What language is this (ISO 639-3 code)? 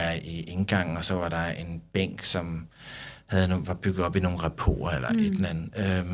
dan